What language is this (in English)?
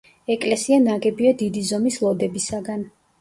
Georgian